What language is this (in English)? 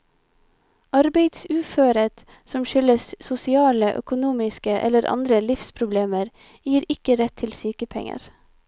Norwegian